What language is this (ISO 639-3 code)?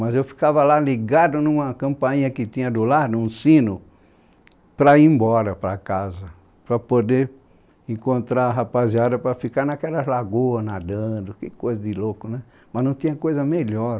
por